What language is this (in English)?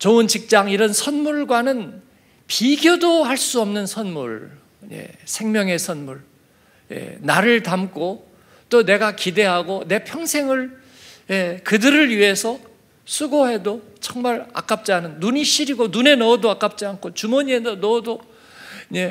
Korean